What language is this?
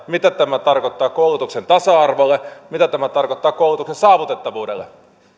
Finnish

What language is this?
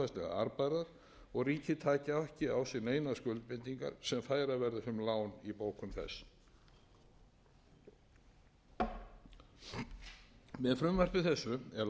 Icelandic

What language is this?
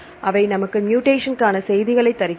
Tamil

